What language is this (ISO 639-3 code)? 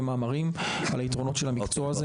heb